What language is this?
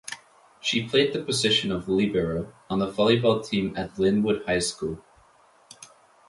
English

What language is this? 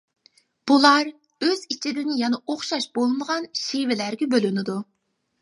Uyghur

